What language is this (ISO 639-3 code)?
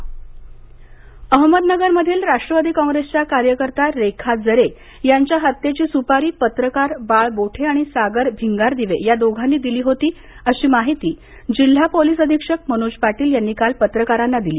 mar